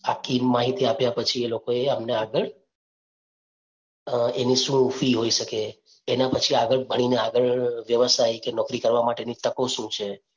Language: Gujarati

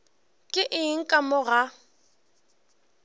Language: Northern Sotho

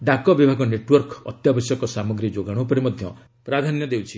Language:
Odia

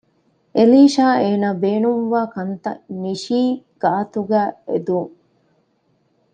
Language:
Divehi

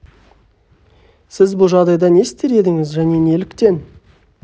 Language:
Kazakh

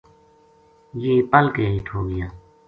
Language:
Gujari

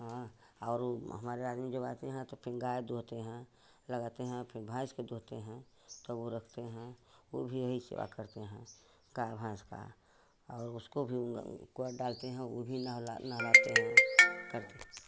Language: Hindi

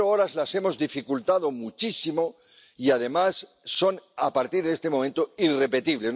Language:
Spanish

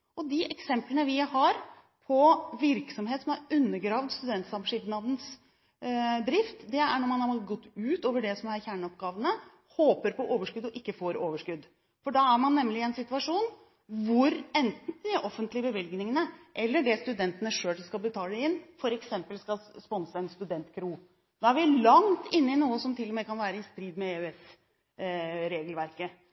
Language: Norwegian Bokmål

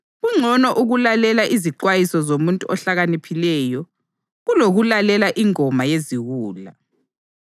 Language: North Ndebele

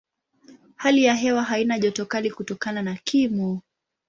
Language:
Swahili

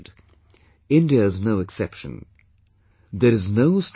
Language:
English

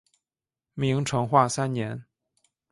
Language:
Chinese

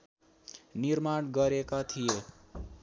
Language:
Nepali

